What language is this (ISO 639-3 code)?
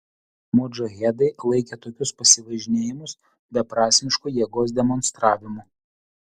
lit